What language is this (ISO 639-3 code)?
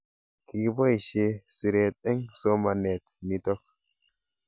kln